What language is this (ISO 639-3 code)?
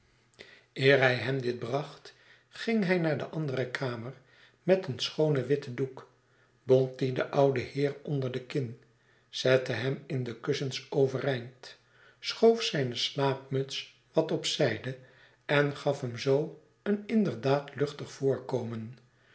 nld